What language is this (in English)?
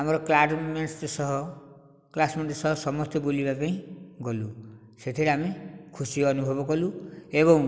Odia